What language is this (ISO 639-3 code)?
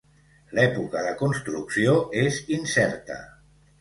cat